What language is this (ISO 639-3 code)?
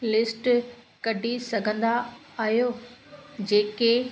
snd